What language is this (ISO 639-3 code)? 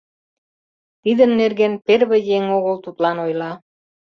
chm